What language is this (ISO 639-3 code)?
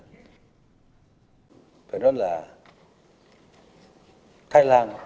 vie